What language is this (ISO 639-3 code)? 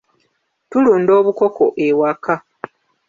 lug